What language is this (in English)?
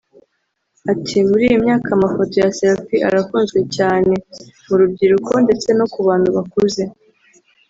Kinyarwanda